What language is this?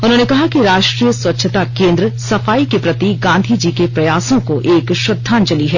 Hindi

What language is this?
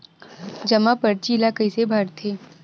Chhattisgarhi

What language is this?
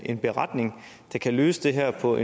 Danish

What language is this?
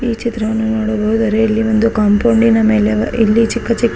Kannada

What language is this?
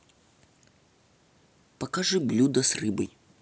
Russian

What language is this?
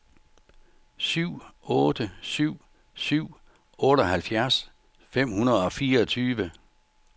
Danish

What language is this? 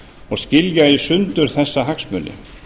Icelandic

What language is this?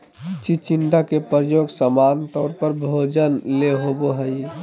Magahi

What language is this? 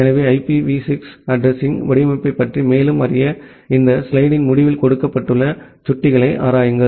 Tamil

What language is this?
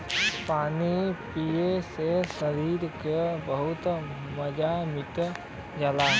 Bhojpuri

